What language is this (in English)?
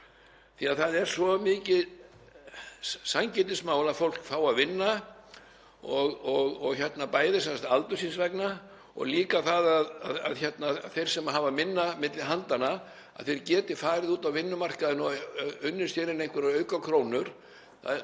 Icelandic